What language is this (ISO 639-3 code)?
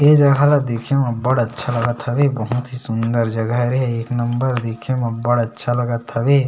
hne